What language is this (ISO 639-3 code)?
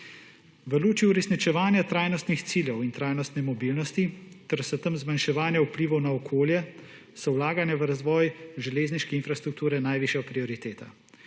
slv